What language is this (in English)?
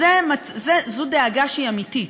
Hebrew